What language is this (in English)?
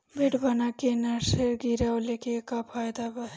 Bhojpuri